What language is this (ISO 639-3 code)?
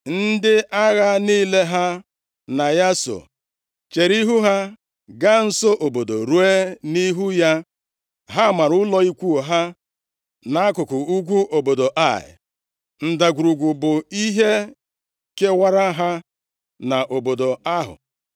ibo